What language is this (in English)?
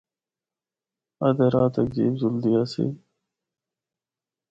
Northern Hindko